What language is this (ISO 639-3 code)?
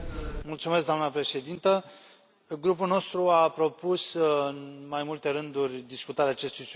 ron